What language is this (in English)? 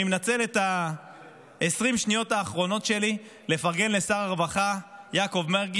Hebrew